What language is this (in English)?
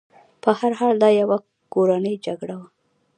Pashto